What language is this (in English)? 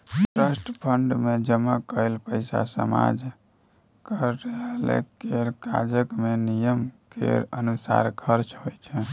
Maithili